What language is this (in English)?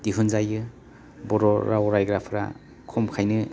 Bodo